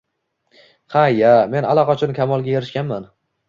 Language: Uzbek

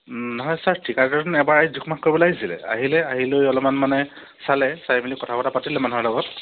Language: Assamese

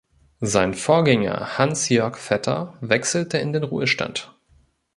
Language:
German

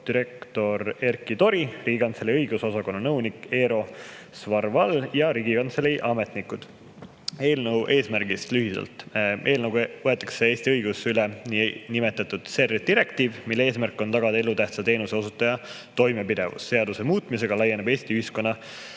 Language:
Estonian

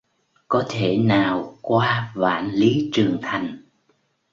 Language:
Vietnamese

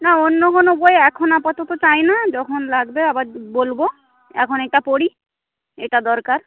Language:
Bangla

